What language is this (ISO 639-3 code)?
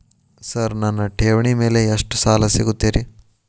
kan